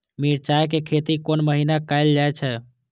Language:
Maithili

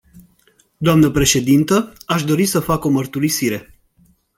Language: Romanian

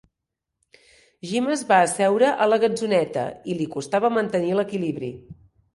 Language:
Catalan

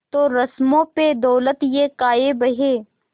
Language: Hindi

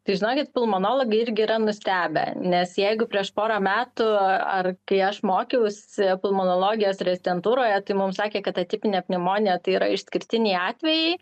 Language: Lithuanian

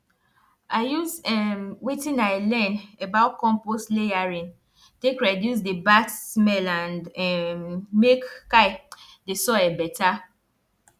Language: Nigerian Pidgin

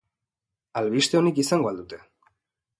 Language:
Basque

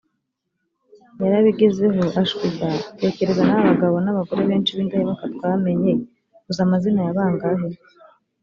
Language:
Kinyarwanda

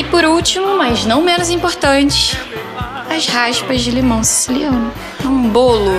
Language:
Portuguese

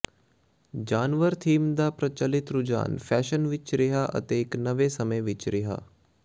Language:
Punjabi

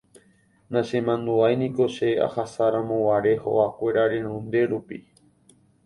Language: Guarani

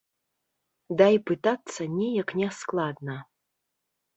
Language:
Belarusian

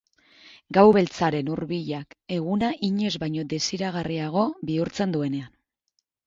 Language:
Basque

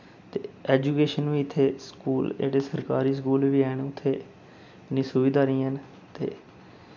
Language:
Dogri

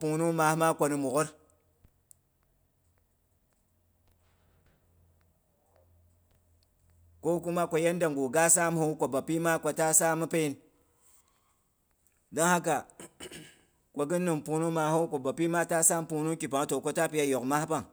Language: Boghom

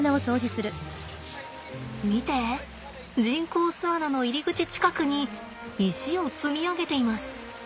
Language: Japanese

